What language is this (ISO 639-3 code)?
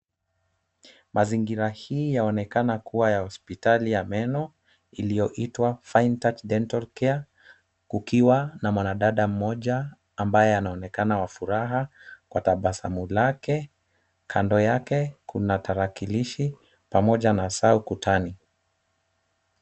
swa